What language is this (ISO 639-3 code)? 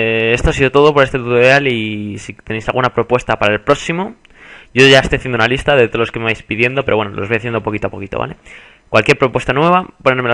spa